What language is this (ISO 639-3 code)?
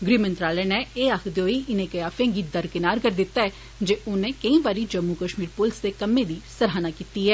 doi